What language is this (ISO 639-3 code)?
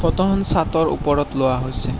asm